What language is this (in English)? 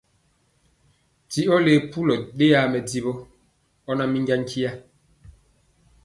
Mpiemo